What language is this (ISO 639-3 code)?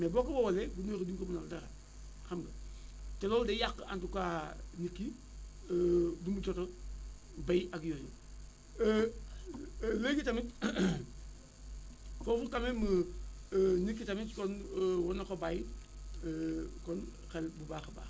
wol